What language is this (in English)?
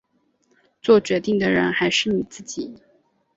Chinese